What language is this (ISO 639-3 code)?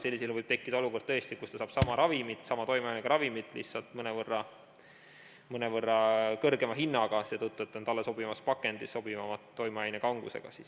est